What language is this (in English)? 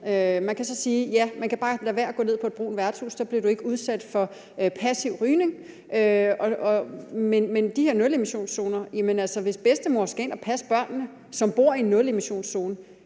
Danish